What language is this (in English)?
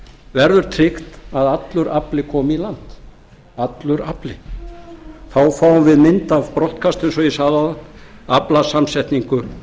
Icelandic